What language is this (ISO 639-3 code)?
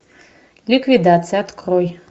rus